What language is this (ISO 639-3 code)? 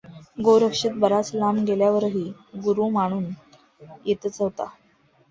mar